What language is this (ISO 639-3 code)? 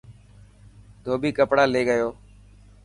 mki